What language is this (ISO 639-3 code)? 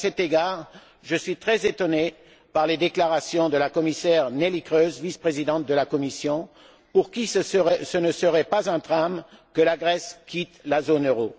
fra